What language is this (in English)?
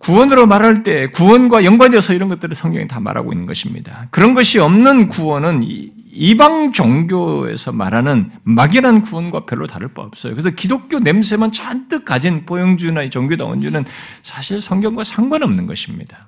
Korean